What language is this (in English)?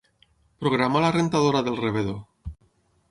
Catalan